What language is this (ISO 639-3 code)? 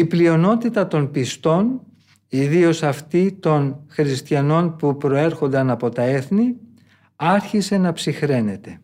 ell